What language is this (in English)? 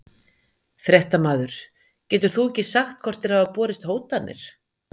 Icelandic